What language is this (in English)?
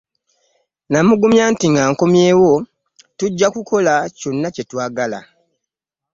Ganda